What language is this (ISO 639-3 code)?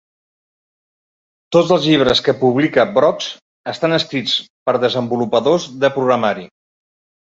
cat